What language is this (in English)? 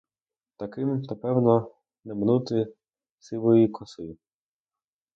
Ukrainian